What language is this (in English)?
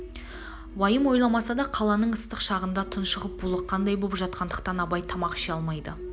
Kazakh